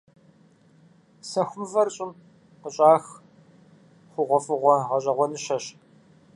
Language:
Kabardian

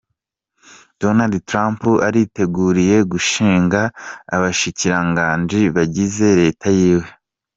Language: Kinyarwanda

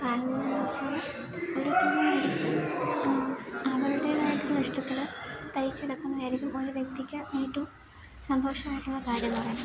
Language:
Malayalam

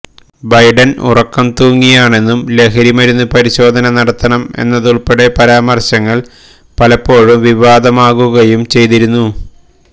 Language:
Malayalam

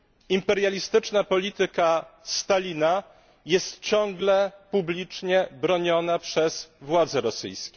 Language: Polish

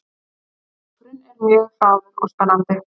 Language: Icelandic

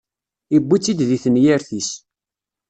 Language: Kabyle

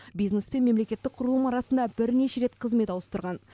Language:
Kazakh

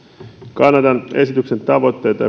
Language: Finnish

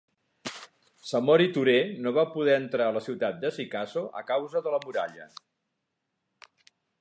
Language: Catalan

